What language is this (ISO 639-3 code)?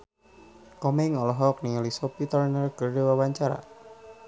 sun